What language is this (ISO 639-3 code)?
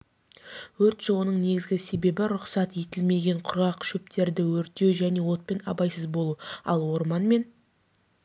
kaz